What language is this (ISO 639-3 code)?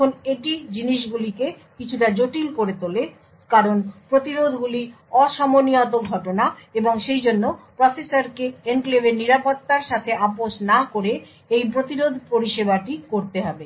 ben